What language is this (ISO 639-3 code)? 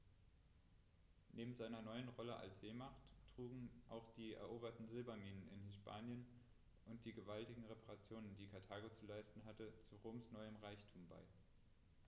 deu